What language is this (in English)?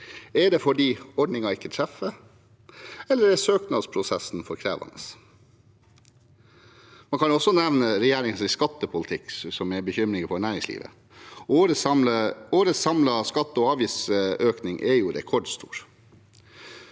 Norwegian